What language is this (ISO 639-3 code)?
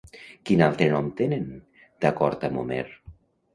cat